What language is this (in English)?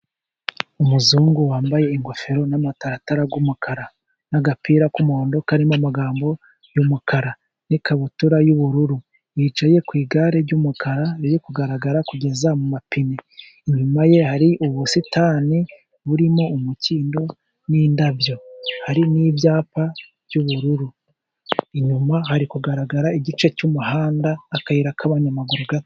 Kinyarwanda